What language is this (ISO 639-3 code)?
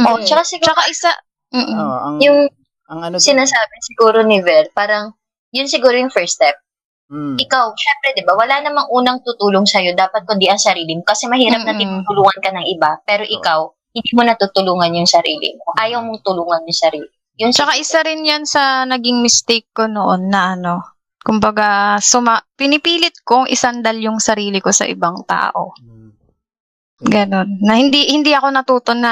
fil